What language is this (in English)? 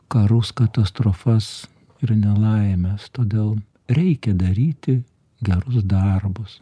Lithuanian